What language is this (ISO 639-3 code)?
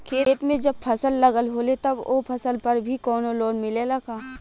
bho